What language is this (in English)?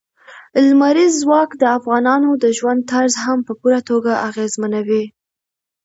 Pashto